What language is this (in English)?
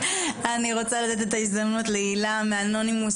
Hebrew